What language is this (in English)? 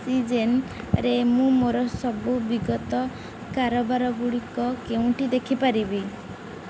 Odia